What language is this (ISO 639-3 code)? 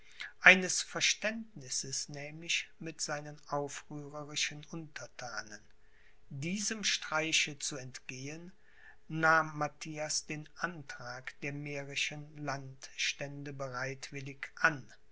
deu